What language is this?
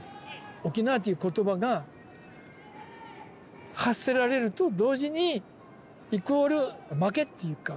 Japanese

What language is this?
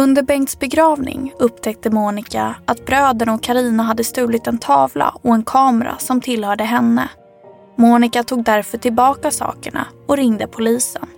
Swedish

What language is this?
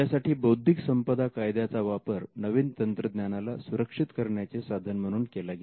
Marathi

